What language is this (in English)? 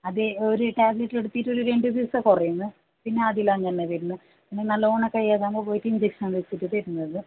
Malayalam